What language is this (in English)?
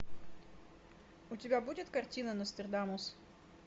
Russian